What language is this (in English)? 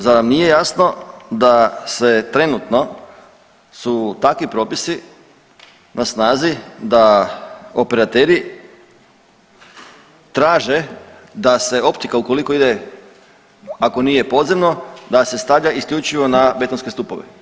Croatian